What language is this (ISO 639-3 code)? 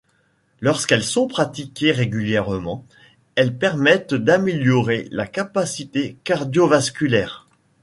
fra